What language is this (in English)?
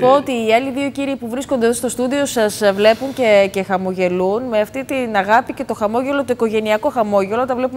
Greek